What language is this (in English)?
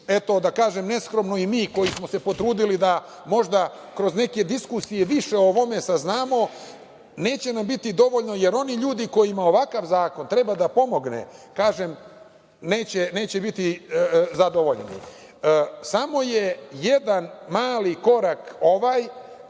Serbian